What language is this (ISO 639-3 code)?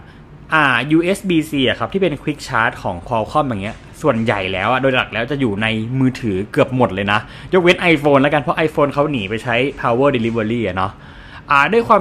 tha